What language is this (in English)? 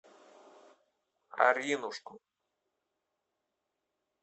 Russian